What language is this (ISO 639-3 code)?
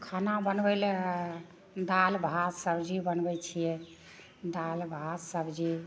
mai